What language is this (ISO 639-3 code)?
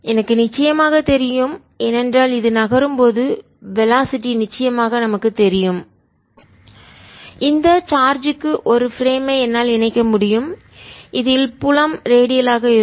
tam